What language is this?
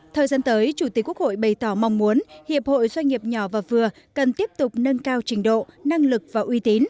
Vietnamese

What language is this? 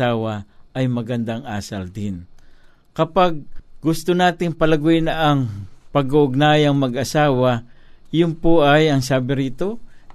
Filipino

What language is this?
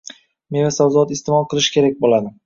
Uzbek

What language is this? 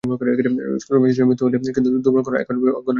Bangla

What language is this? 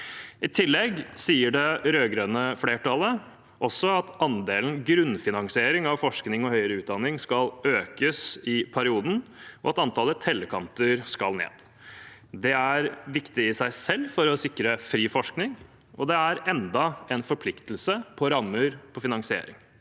Norwegian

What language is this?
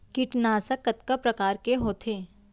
Chhattisgarhi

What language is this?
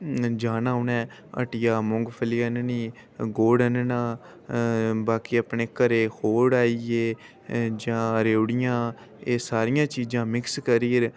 Dogri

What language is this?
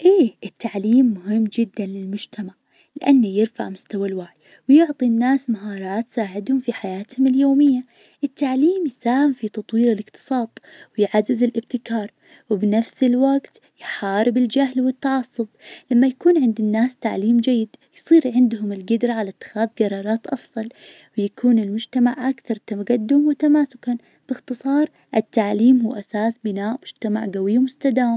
Najdi Arabic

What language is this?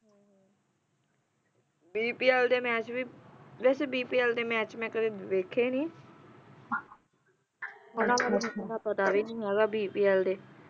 Punjabi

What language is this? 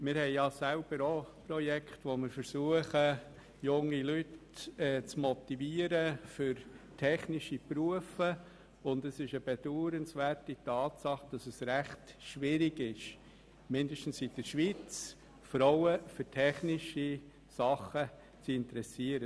Swiss German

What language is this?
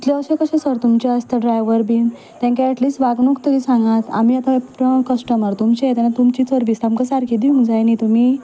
Konkani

